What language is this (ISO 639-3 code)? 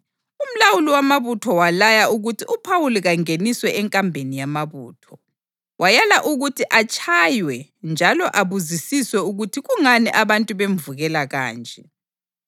nde